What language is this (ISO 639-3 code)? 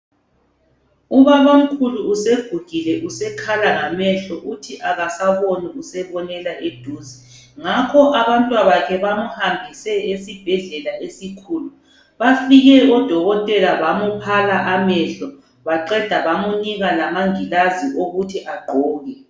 nde